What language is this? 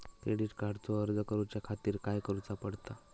Marathi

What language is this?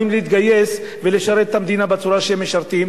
Hebrew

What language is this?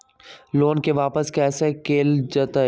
Magahi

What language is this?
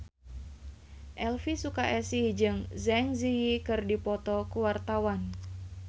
Sundanese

